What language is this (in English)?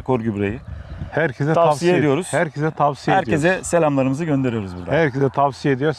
Turkish